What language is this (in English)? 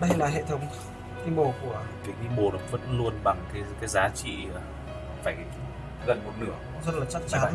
Vietnamese